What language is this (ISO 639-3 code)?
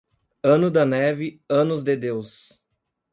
por